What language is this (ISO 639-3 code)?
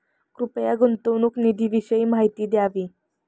mar